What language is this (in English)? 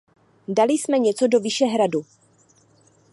Czech